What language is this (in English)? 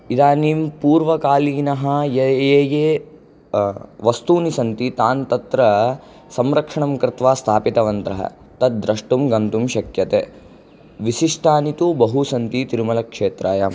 Sanskrit